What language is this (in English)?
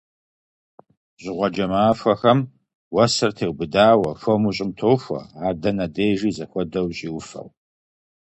Kabardian